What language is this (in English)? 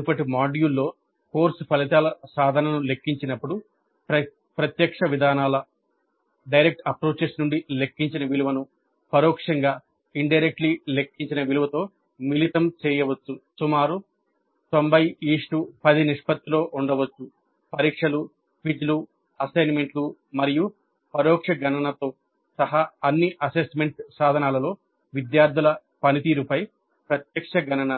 Telugu